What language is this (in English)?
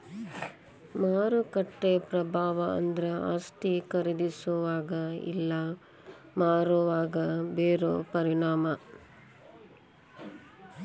Kannada